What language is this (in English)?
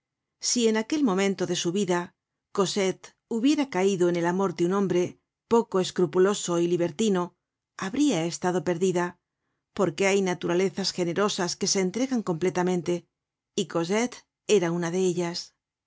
Spanish